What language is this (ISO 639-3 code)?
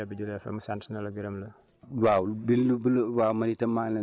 wol